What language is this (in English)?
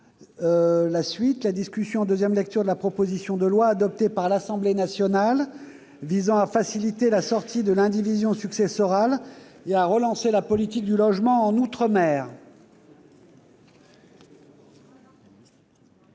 French